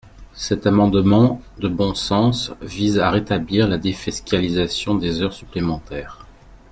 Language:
French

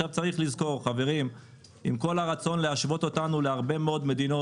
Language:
Hebrew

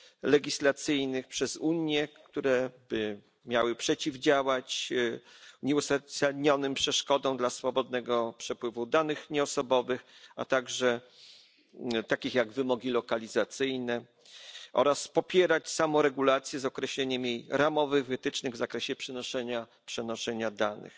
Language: Polish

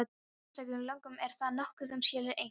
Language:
Icelandic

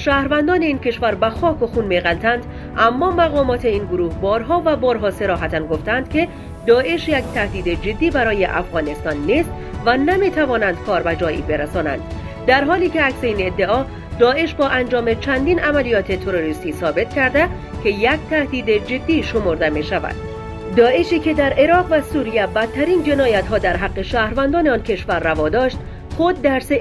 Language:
Persian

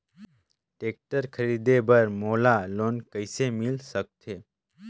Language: Chhattisgarhi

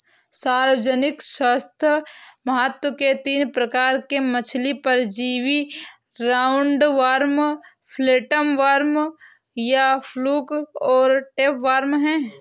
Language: Hindi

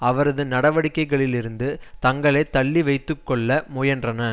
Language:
Tamil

